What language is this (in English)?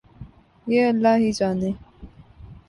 Urdu